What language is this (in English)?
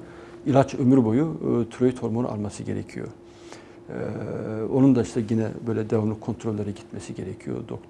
Turkish